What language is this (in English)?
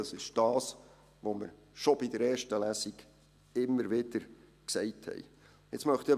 Swiss German